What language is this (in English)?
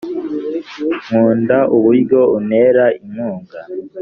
Kinyarwanda